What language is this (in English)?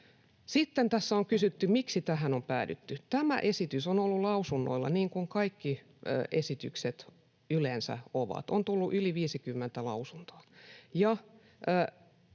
Finnish